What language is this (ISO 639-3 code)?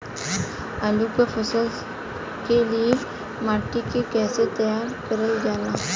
bho